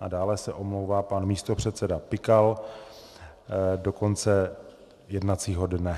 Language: Czech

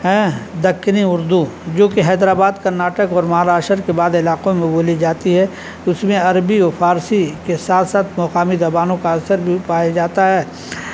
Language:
Urdu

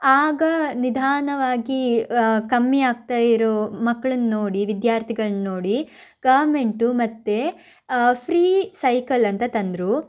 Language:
Kannada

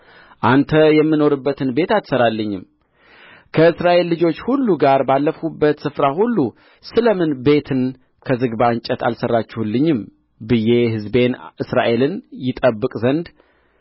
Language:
Amharic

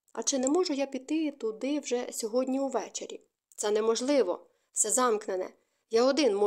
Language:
Ukrainian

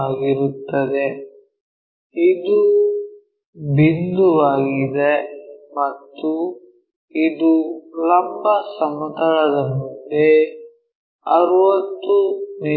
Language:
Kannada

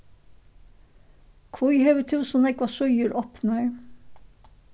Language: Faroese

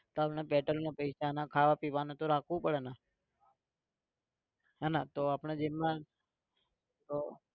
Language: Gujarati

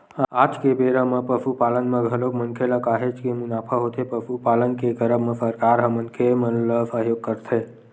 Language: Chhattisgarhi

